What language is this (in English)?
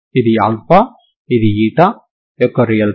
Telugu